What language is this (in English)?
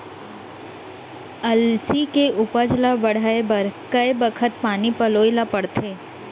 Chhattisgarhi